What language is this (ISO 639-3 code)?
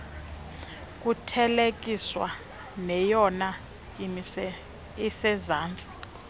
xho